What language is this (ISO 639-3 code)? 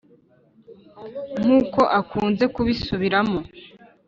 kin